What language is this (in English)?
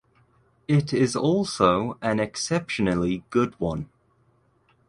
English